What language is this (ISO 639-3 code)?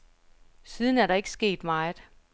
dan